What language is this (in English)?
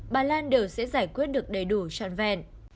Vietnamese